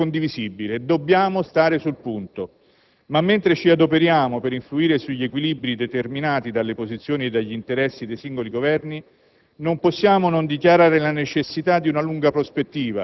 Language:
Italian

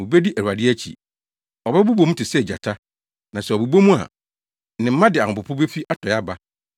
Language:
Akan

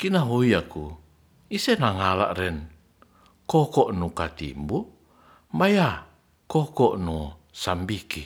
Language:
Ratahan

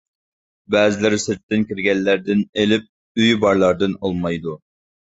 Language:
Uyghur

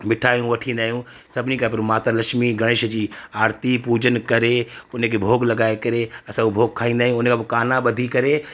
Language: Sindhi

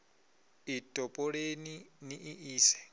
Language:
Venda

